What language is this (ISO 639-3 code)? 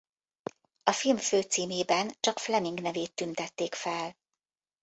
hun